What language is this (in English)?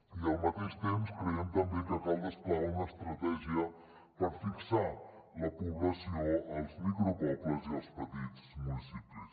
Catalan